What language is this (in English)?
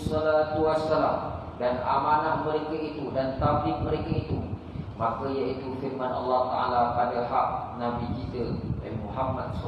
Malay